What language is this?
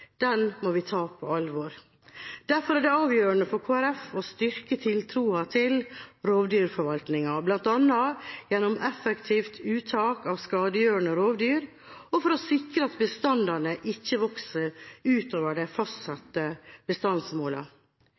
Norwegian Bokmål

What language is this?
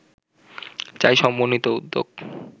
Bangla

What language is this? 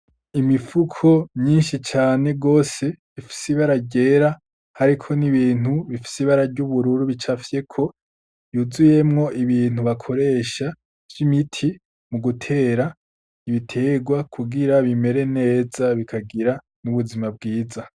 Rundi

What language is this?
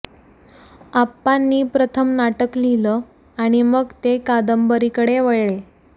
Marathi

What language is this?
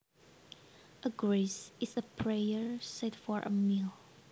Javanese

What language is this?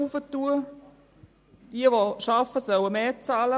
Swiss German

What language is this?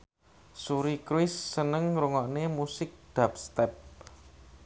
Javanese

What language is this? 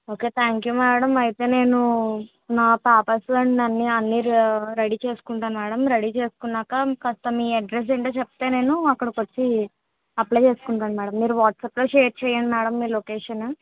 Telugu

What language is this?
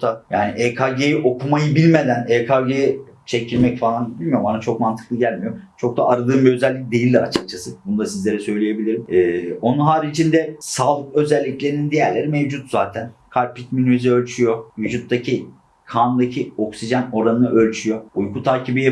Turkish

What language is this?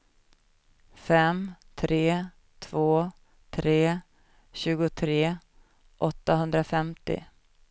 Swedish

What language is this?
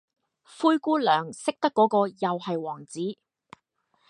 Cantonese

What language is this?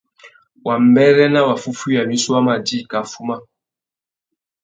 Tuki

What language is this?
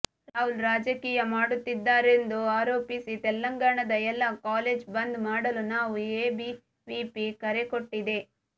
Kannada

